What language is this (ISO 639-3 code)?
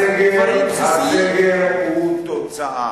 heb